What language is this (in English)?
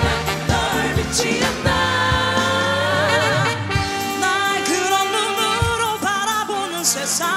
Korean